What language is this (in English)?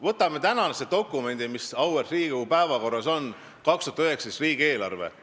Estonian